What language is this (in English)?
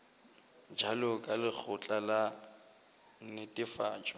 Northern Sotho